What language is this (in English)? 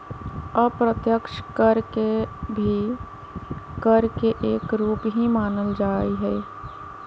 Magahi